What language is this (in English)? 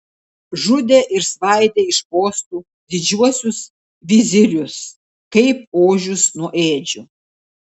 Lithuanian